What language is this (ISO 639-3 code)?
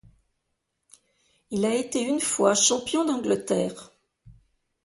fra